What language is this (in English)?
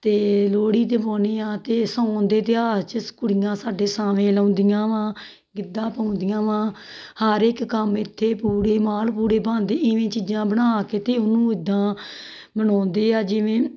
Punjabi